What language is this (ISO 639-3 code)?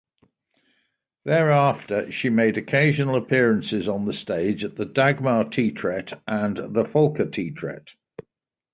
eng